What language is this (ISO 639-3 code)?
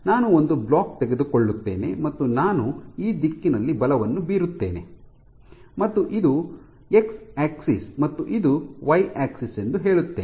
kan